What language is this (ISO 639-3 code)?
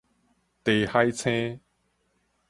nan